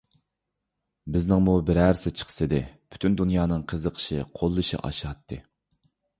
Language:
Uyghur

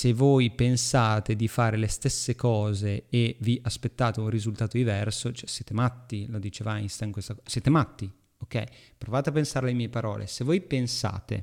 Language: Italian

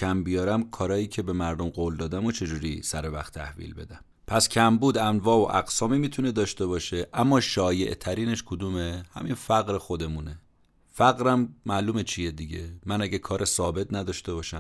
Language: Persian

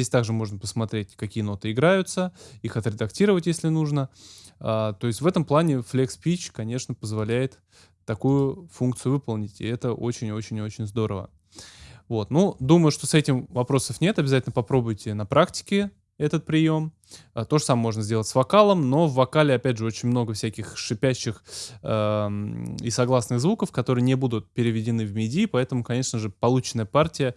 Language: Russian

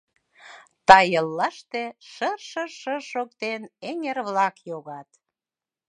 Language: Mari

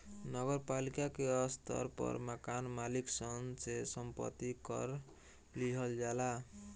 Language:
Bhojpuri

